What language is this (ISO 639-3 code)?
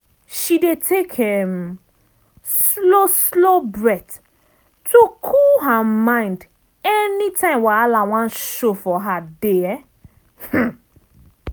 pcm